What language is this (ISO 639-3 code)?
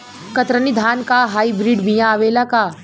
bho